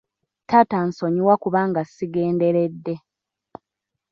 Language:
Ganda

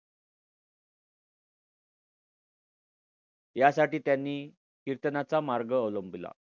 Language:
Marathi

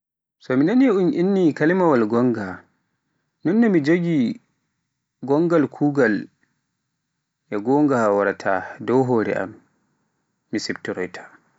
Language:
Pular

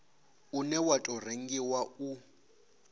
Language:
Venda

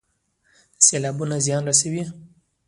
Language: Pashto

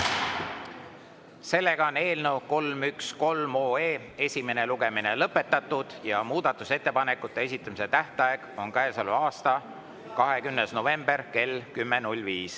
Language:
Estonian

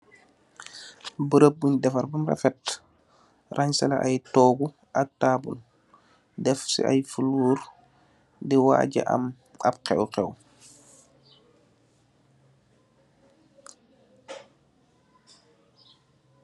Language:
Wolof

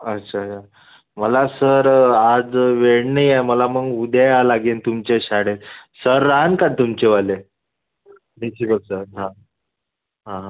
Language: Marathi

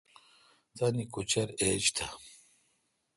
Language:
Kalkoti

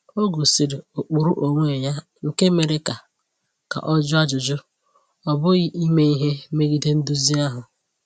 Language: Igbo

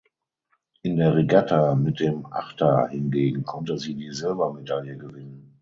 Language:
German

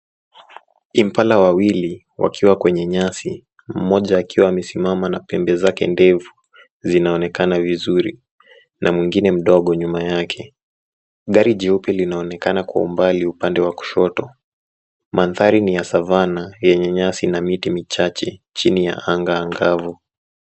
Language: Swahili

